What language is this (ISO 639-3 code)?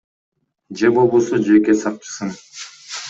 kir